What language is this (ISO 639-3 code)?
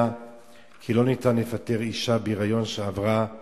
heb